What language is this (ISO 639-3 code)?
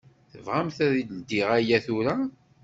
kab